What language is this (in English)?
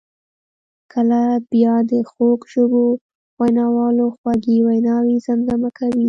Pashto